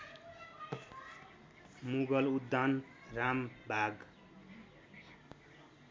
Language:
Nepali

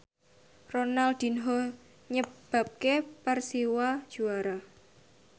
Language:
Javanese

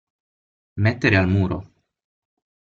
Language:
Italian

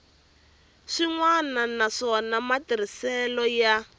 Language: Tsonga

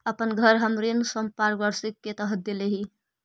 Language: Magahi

